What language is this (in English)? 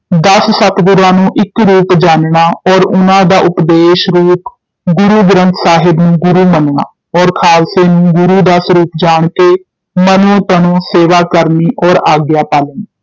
Punjabi